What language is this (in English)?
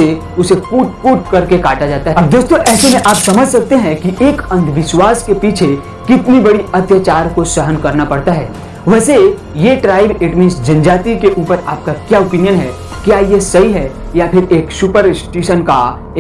Hindi